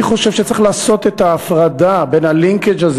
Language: Hebrew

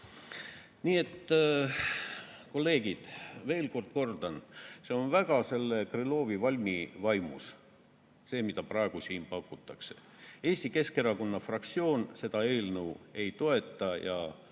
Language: Estonian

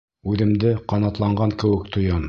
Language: Bashkir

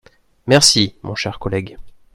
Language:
French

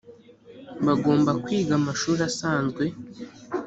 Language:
Kinyarwanda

